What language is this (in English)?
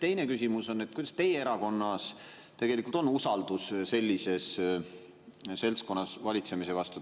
Estonian